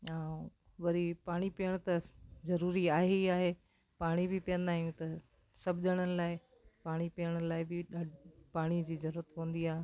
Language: Sindhi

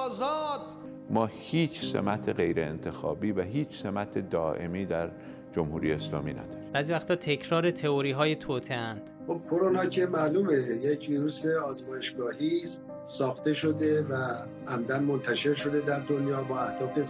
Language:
Persian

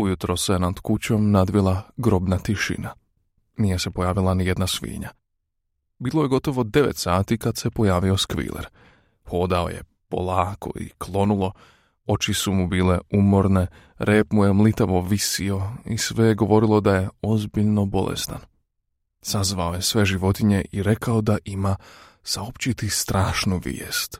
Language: Croatian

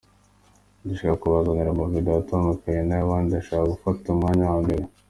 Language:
Kinyarwanda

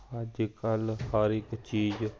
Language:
Punjabi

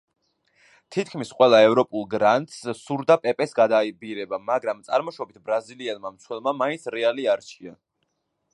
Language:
Georgian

